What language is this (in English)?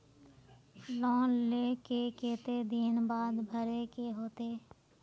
Magahi